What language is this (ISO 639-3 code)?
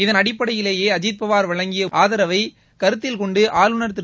tam